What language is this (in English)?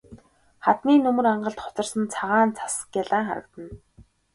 Mongolian